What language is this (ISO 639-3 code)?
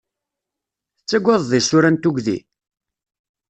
kab